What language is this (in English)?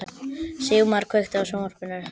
Icelandic